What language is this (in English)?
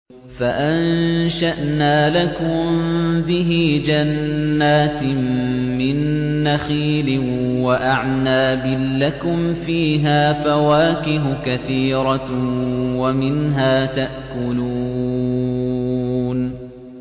Arabic